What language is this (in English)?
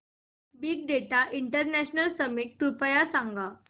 Marathi